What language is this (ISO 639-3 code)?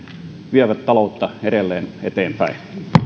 fin